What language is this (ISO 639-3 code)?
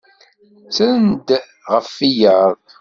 kab